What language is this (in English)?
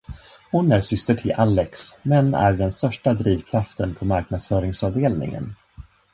Swedish